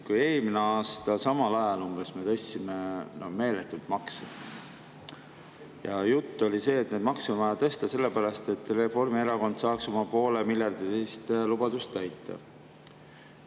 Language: Estonian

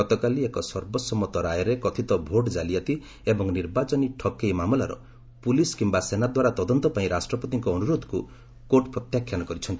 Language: Odia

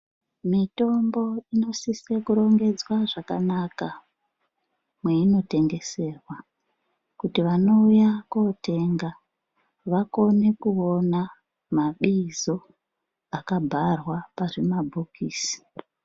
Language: Ndau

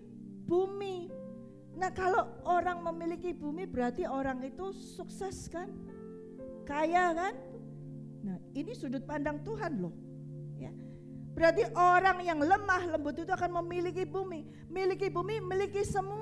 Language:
Indonesian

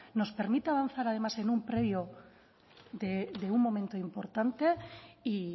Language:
Spanish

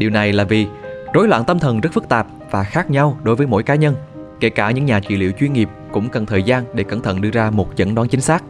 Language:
Vietnamese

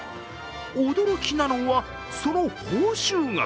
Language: Japanese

